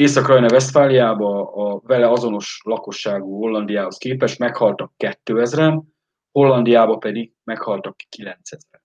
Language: Hungarian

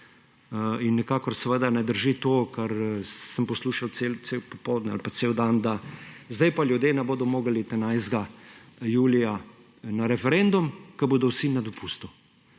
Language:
Slovenian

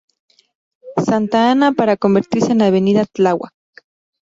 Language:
Spanish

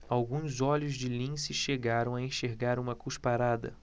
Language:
Portuguese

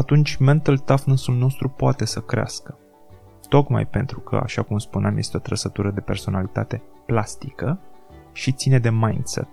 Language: Romanian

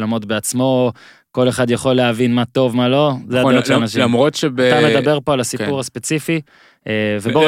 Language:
Hebrew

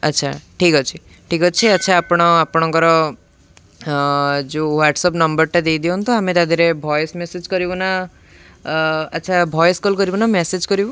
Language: Odia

